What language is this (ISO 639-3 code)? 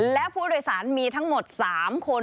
tha